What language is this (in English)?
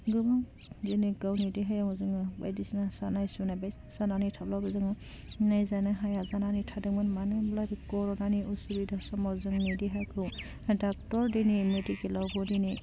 Bodo